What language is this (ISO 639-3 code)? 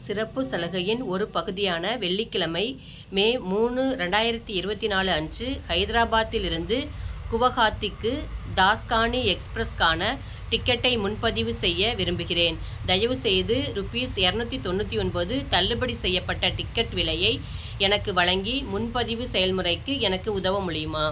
tam